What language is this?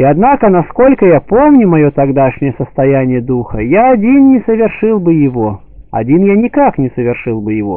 Russian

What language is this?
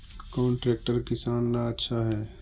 Magahi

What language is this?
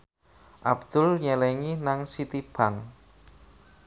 Javanese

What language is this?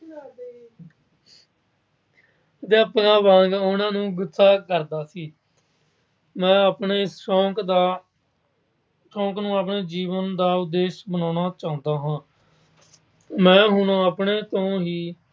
Punjabi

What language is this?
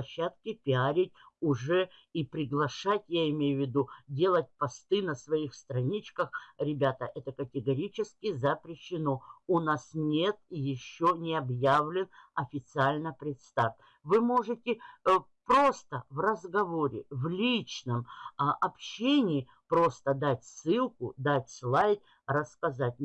Russian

